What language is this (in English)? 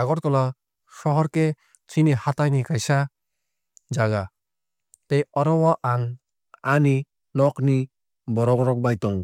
Kok Borok